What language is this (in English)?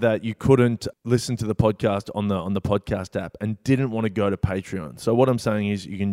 English